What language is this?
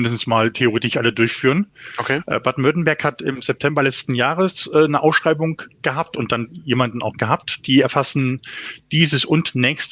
German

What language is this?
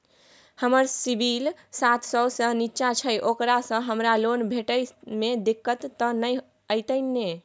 Maithili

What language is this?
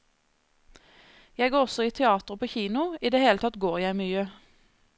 Norwegian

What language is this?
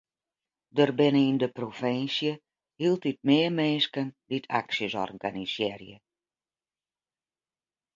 Western Frisian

